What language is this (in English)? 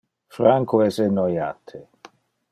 Interlingua